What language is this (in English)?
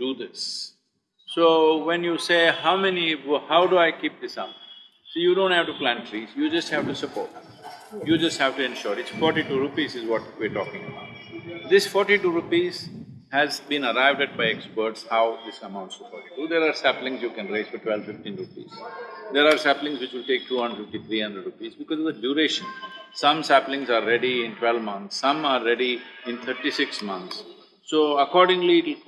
English